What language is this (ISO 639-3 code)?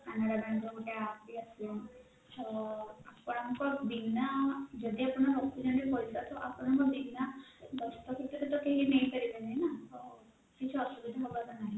ori